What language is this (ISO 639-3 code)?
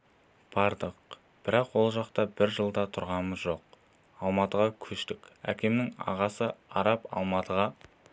kaz